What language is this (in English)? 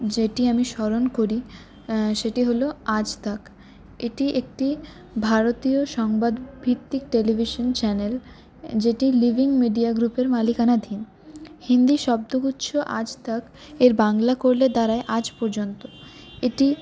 Bangla